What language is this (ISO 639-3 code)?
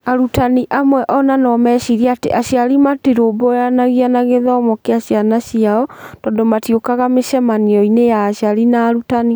kik